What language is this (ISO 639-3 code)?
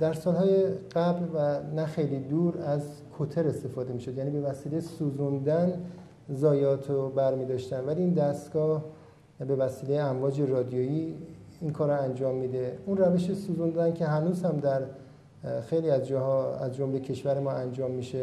fas